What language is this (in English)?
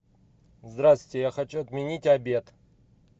Russian